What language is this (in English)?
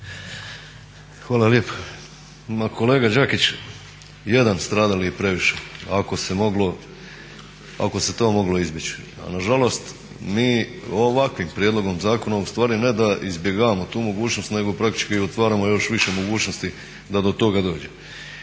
Croatian